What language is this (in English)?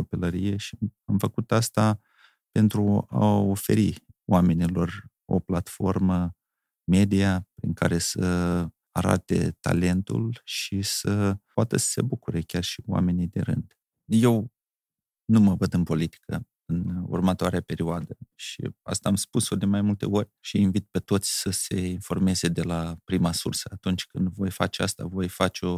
Romanian